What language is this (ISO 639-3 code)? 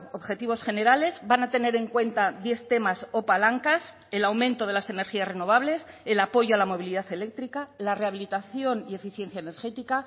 spa